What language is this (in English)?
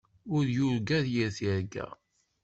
Kabyle